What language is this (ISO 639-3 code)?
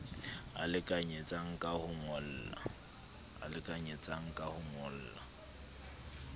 sot